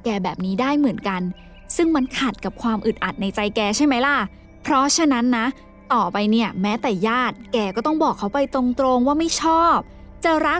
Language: Thai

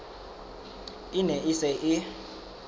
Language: Southern Sotho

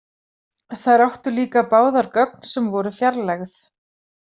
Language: Icelandic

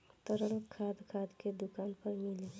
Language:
Bhojpuri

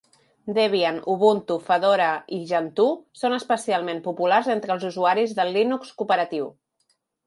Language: Catalan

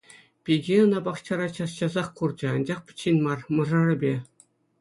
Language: Chuvash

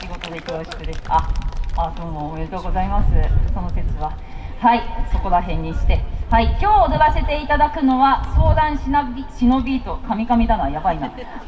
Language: Japanese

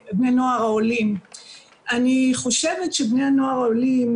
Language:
Hebrew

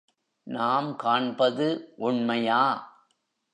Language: Tamil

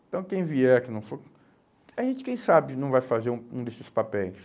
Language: Portuguese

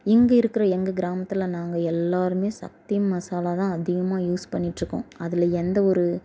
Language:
Tamil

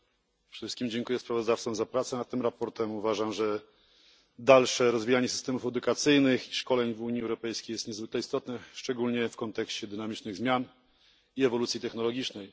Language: Polish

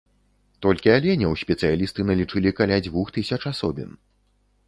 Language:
Belarusian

